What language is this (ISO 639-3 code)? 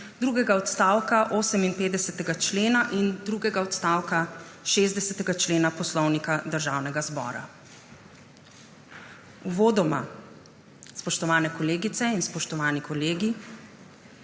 slv